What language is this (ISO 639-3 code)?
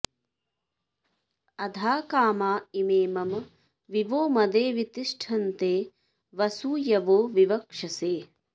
san